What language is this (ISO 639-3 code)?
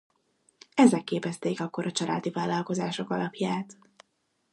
hun